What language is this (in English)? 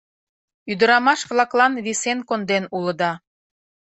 Mari